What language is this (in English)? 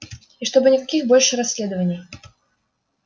Russian